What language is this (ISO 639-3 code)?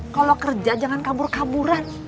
ind